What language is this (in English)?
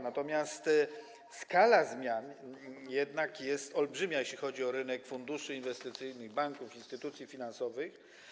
Polish